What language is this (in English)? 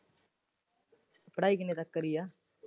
Punjabi